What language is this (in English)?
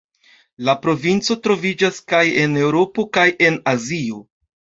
Esperanto